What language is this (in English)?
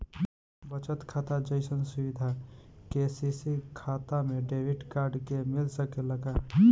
Bhojpuri